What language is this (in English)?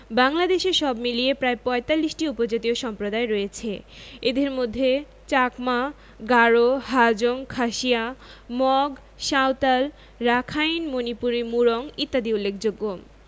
Bangla